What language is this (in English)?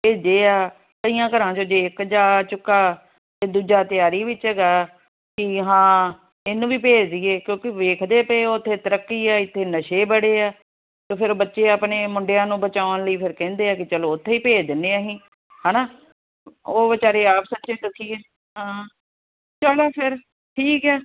Punjabi